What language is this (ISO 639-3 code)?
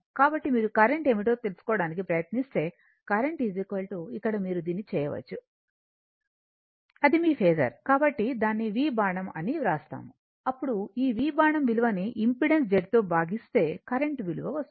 tel